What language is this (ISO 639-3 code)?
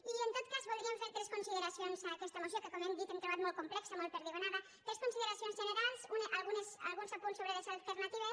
cat